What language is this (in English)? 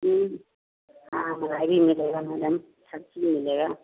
Hindi